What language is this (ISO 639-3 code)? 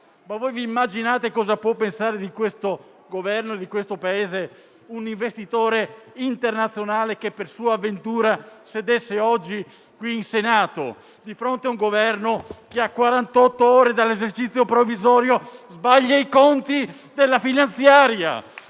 ita